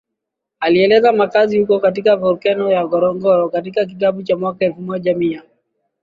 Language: Swahili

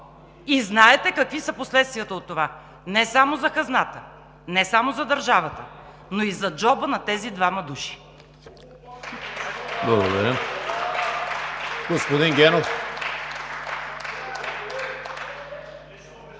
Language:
Bulgarian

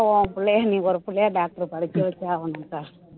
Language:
Tamil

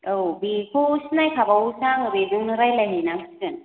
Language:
Bodo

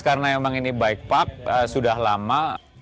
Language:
Indonesian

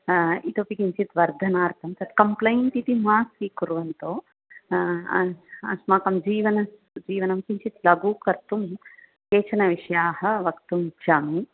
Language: Sanskrit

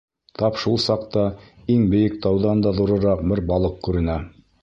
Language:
Bashkir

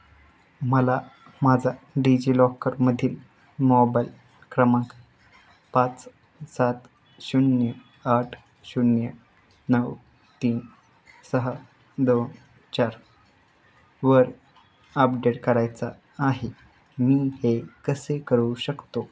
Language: Marathi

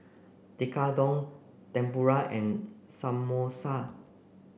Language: English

